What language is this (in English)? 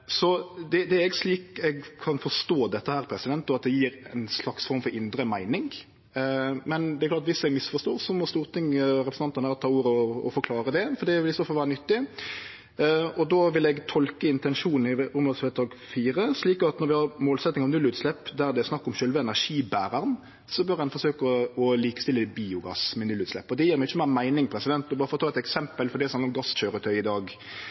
Norwegian Nynorsk